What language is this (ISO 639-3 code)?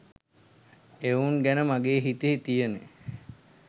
sin